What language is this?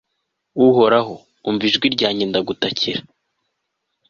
Kinyarwanda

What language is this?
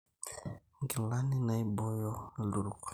Masai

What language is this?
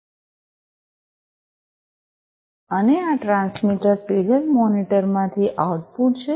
Gujarati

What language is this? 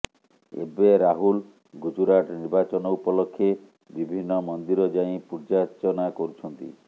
Odia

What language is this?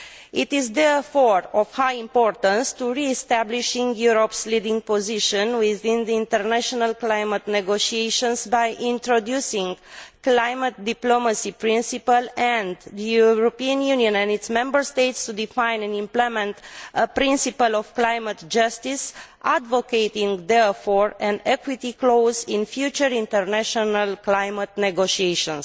English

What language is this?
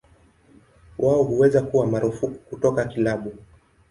Swahili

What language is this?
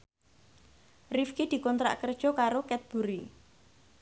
Javanese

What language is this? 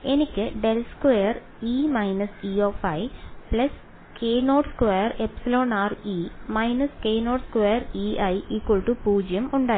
Malayalam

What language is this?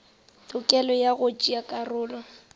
Northern Sotho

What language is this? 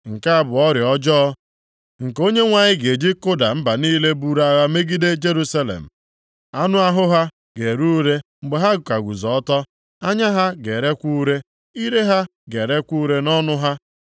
Igbo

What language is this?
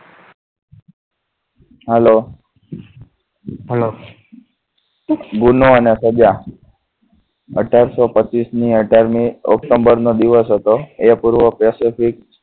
Gujarati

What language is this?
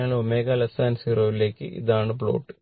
Malayalam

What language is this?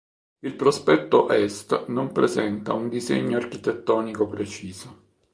Italian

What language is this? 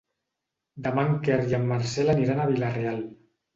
Catalan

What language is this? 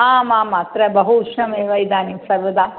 Sanskrit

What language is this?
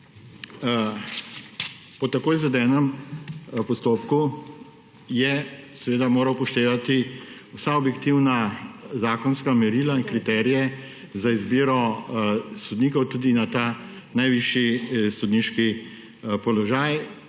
Slovenian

